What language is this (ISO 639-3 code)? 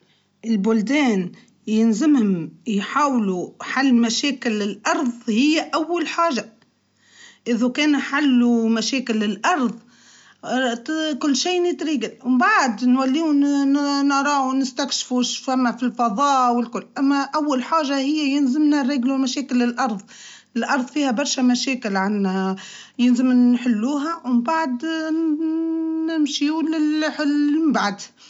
aeb